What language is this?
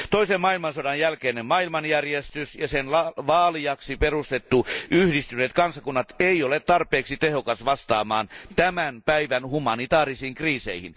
Finnish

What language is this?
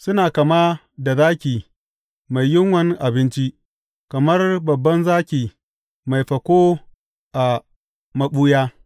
Hausa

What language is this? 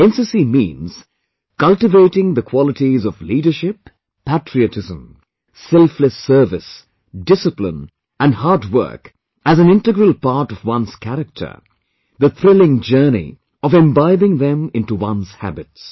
English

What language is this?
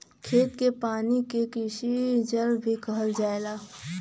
Bhojpuri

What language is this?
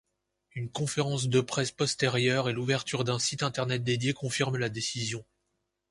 French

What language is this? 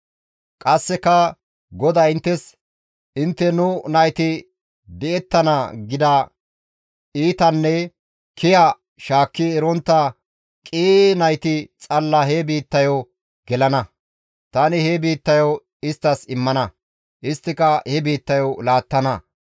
Gamo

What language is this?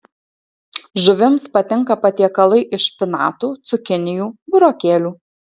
Lithuanian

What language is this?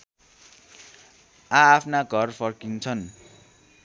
Nepali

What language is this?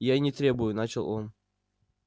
Russian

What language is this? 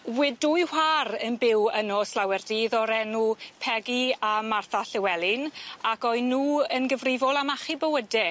Welsh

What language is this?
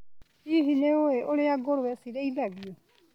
Kikuyu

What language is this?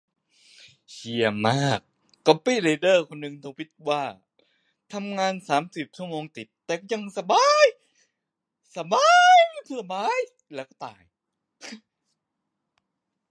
Thai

